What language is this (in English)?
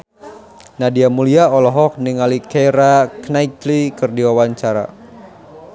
Sundanese